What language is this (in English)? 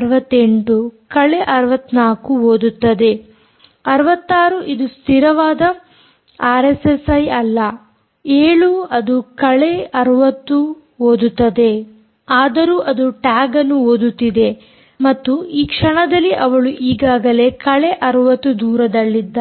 Kannada